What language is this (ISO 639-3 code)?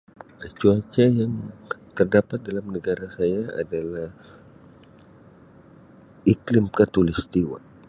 msi